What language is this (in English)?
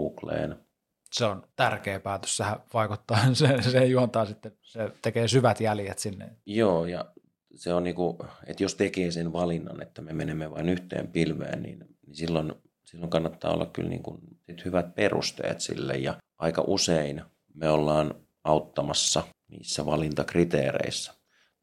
Finnish